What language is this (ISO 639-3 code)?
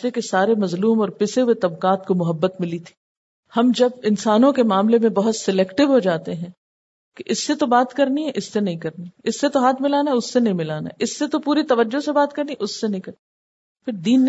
urd